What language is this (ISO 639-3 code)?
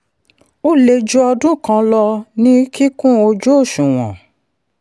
yor